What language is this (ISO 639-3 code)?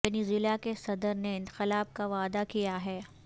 urd